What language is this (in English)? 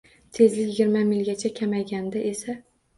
Uzbek